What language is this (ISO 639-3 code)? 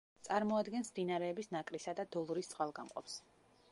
kat